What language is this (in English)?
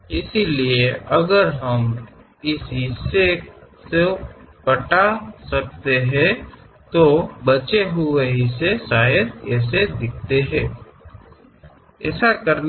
Kannada